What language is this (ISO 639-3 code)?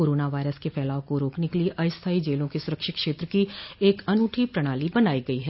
hin